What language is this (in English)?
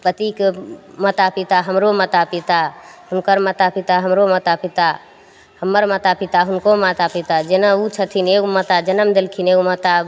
Maithili